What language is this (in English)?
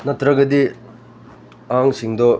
Manipuri